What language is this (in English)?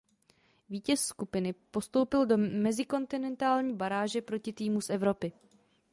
Czech